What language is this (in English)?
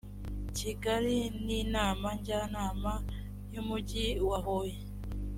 Kinyarwanda